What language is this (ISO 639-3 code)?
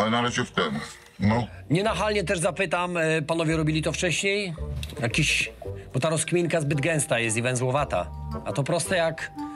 pol